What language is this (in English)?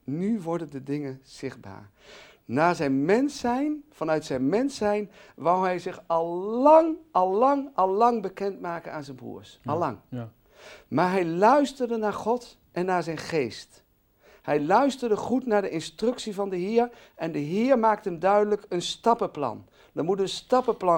Dutch